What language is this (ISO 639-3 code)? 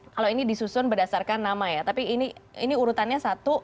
ind